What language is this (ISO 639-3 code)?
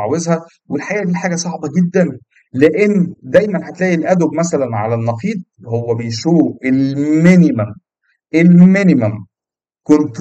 ara